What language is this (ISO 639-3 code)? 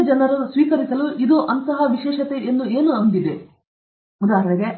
kan